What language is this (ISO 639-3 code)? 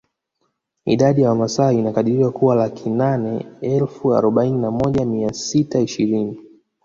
swa